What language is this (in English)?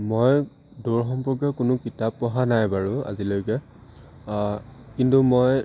Assamese